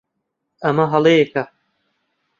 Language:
Central Kurdish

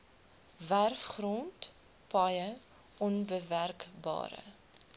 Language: Afrikaans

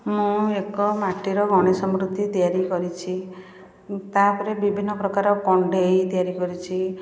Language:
Odia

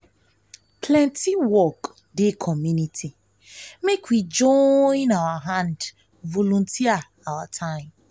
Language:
Nigerian Pidgin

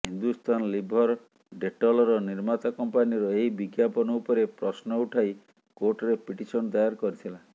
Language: Odia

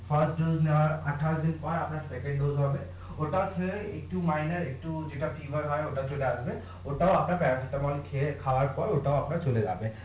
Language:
Bangla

